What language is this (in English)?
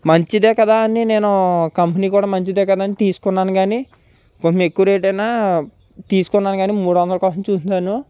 Telugu